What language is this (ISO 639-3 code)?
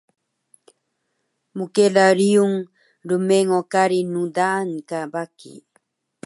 trv